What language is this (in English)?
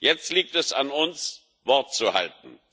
German